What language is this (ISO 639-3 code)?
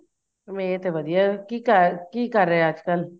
pan